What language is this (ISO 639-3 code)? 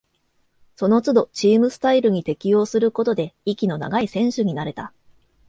jpn